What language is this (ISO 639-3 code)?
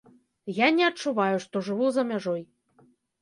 bel